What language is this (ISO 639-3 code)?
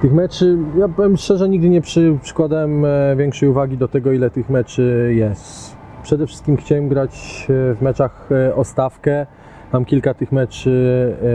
pol